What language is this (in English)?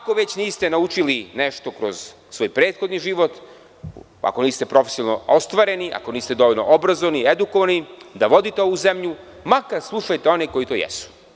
Serbian